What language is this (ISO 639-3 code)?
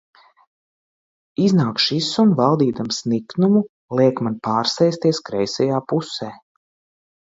lav